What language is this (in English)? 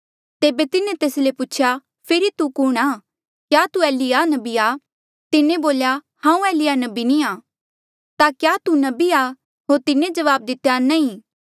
Mandeali